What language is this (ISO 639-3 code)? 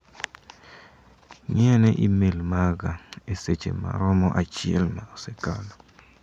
luo